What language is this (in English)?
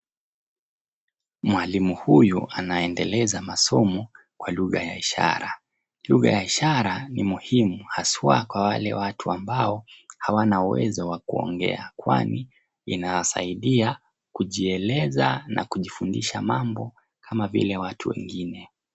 Swahili